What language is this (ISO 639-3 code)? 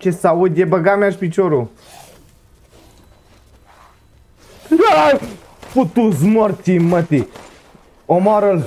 ron